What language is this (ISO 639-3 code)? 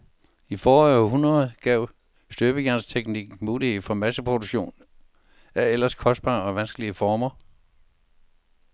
dan